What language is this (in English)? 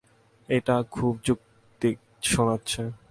Bangla